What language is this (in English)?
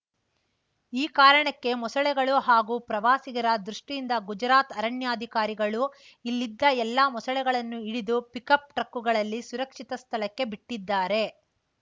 Kannada